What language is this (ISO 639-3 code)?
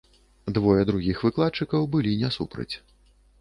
bel